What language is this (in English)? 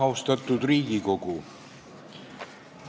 Estonian